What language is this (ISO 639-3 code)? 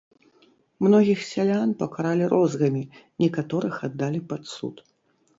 bel